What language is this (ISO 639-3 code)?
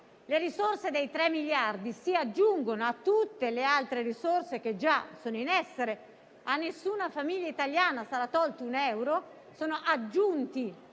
ita